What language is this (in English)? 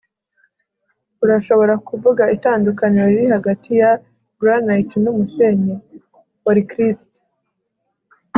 Kinyarwanda